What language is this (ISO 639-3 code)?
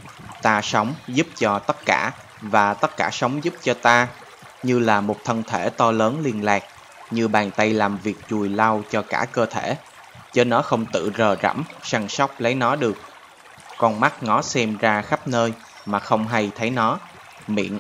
vie